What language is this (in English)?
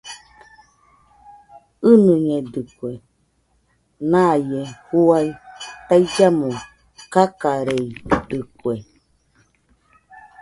Nüpode Huitoto